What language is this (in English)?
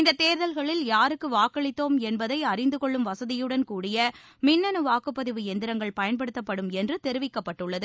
Tamil